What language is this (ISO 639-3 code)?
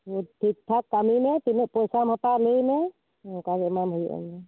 sat